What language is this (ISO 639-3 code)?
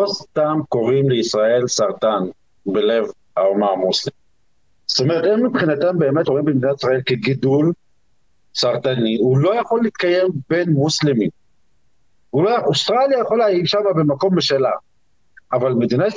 heb